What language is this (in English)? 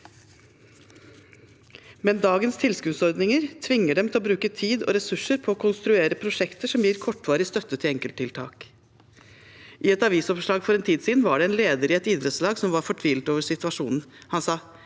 Norwegian